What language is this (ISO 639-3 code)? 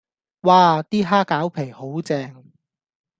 yue